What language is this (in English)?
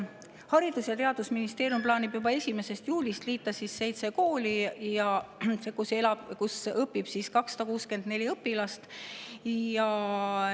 Estonian